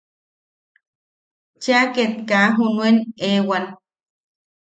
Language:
Yaqui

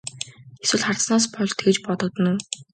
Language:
Mongolian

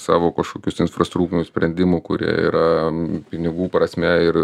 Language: Lithuanian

